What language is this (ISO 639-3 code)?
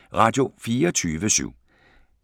dan